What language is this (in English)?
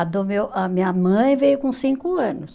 Portuguese